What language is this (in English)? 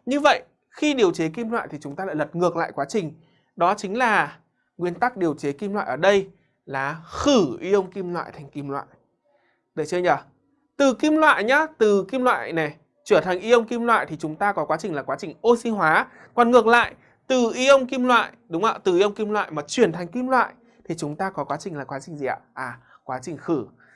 Vietnamese